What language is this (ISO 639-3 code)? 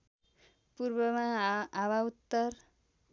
nep